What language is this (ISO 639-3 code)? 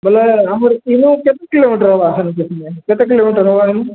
ori